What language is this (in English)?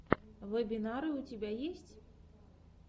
Russian